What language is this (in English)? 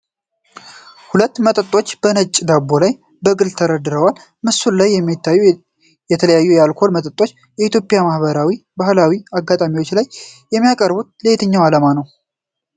Amharic